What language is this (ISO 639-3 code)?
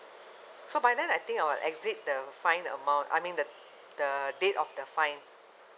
eng